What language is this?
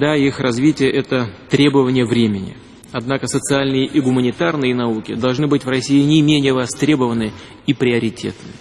Russian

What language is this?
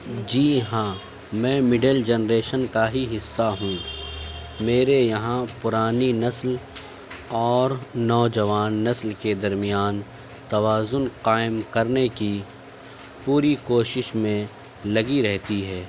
Urdu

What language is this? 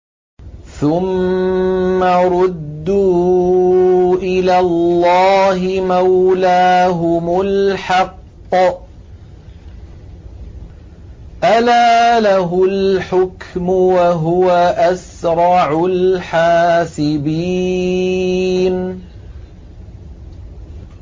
Arabic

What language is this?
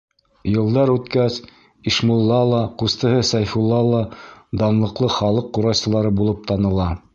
Bashkir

